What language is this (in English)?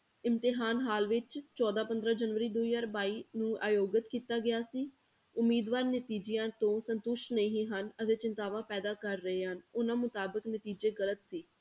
Punjabi